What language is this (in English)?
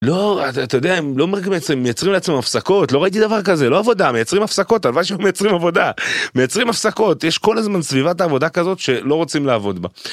Hebrew